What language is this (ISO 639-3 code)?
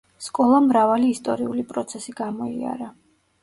kat